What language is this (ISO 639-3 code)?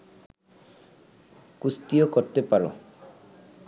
ben